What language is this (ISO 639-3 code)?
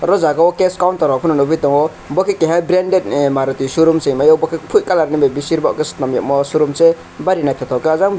trp